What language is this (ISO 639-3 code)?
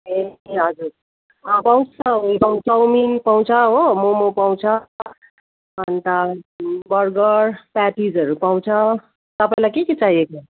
nep